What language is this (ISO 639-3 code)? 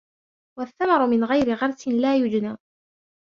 ara